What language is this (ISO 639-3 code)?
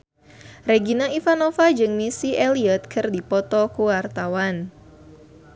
sun